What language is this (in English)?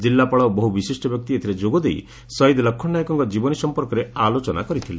Odia